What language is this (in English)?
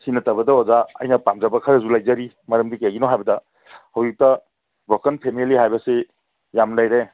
Manipuri